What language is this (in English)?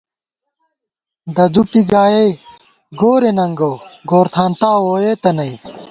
Gawar-Bati